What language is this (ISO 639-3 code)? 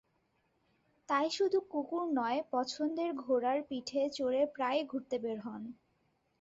ben